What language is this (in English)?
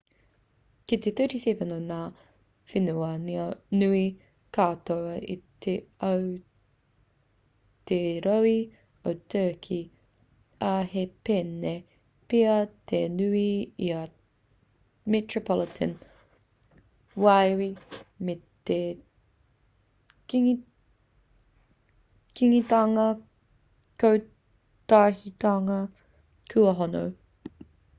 Māori